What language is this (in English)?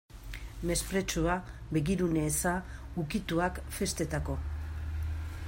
Basque